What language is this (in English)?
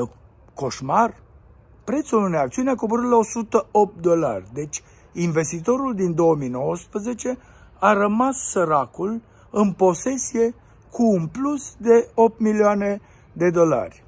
Romanian